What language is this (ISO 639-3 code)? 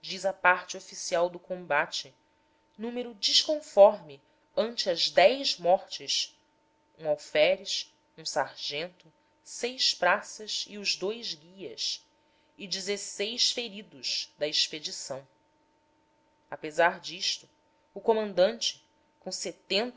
por